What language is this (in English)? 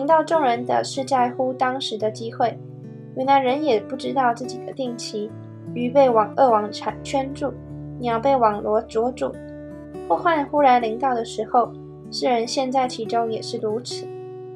Chinese